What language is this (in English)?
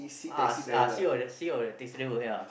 English